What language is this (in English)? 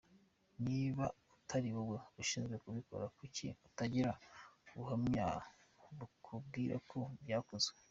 Kinyarwanda